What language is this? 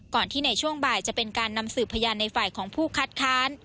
Thai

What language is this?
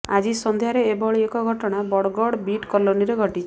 Odia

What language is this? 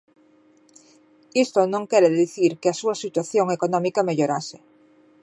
Galician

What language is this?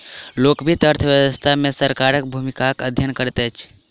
Maithili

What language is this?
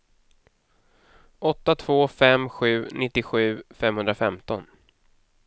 Swedish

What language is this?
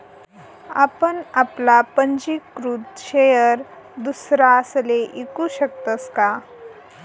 Marathi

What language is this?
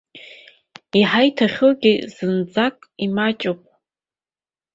Abkhazian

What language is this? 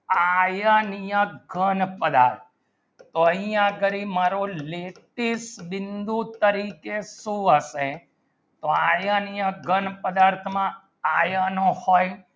Gujarati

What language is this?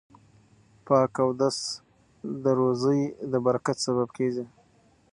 Pashto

